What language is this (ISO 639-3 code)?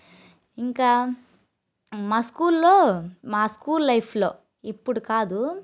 tel